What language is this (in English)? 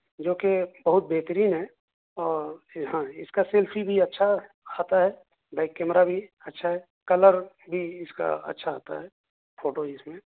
Urdu